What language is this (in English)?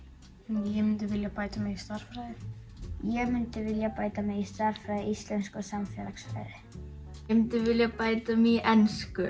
Icelandic